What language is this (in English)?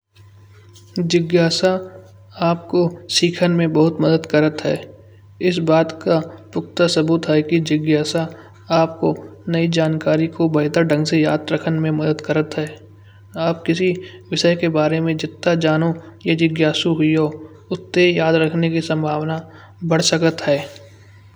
Kanauji